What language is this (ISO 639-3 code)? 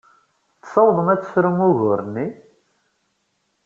kab